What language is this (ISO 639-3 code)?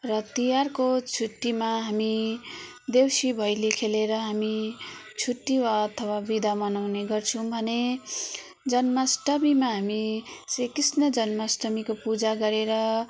nep